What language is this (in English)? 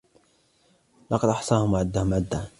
Arabic